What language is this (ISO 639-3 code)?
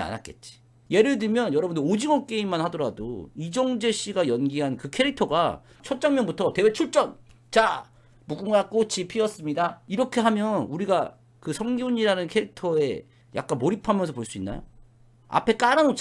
kor